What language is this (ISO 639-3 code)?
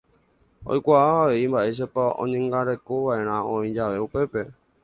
grn